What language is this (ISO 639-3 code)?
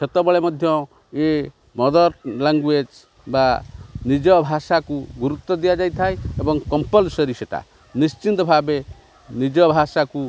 ori